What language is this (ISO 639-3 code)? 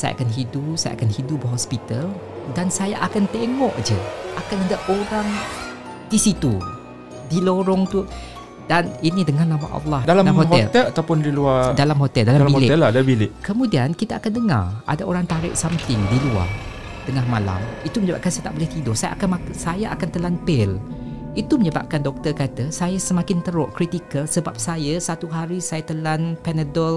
msa